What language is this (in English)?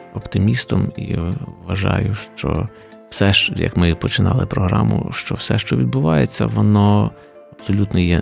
Ukrainian